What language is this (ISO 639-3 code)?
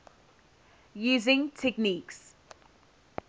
eng